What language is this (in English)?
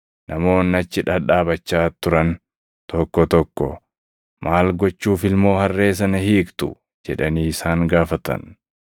Oromo